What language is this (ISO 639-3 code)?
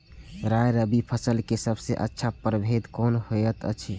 mai